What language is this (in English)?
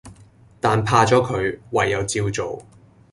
Cantonese